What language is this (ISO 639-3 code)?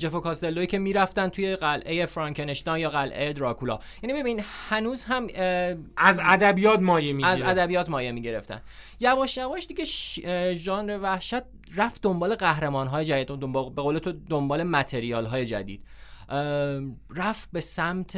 fas